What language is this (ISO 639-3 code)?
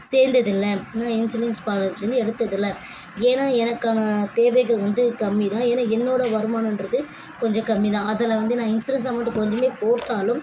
tam